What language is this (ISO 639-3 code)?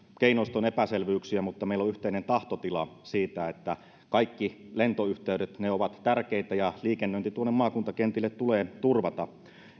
fin